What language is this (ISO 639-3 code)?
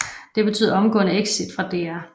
dan